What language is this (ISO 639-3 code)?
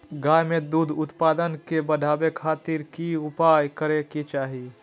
mag